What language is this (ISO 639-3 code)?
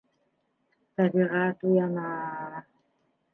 bak